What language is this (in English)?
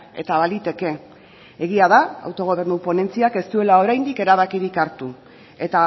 Basque